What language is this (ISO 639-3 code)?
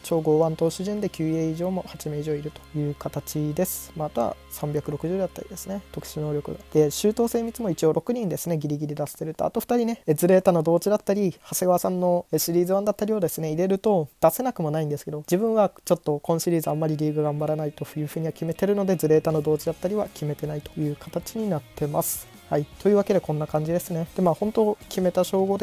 jpn